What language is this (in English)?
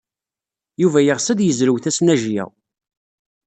Kabyle